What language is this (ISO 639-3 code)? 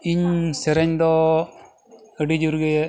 sat